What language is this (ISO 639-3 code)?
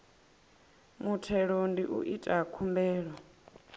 ven